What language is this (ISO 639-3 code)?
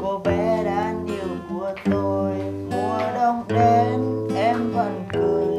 vie